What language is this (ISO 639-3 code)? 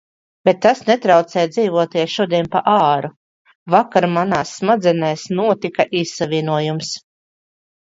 lav